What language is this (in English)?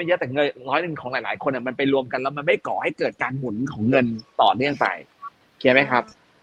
Thai